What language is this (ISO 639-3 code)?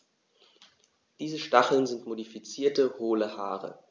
deu